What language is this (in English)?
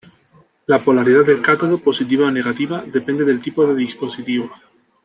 Spanish